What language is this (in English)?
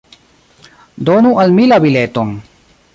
Esperanto